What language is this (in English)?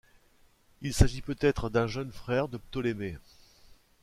French